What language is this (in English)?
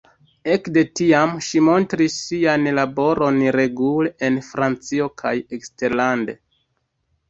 Esperanto